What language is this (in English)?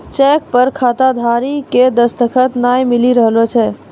Maithili